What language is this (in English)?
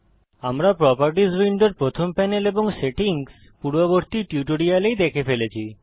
Bangla